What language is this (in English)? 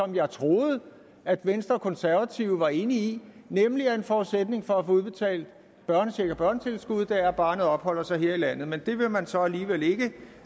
Danish